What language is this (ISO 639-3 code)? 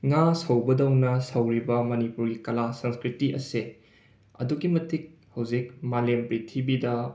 mni